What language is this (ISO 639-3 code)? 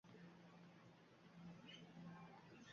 uzb